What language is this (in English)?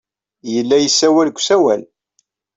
Kabyle